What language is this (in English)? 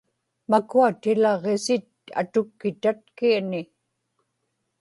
Inupiaq